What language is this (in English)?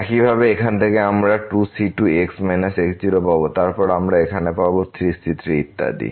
Bangla